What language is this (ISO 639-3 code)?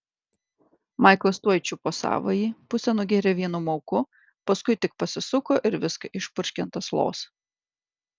lit